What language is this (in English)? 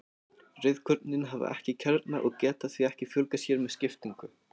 Icelandic